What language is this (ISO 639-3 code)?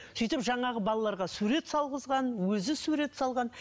kaz